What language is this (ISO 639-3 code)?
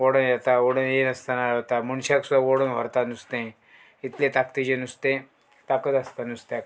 kok